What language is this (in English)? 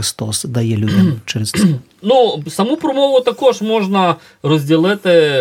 Ukrainian